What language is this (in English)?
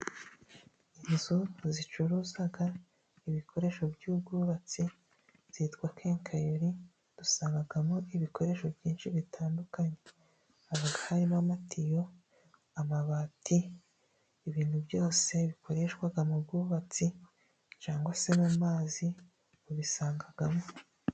Kinyarwanda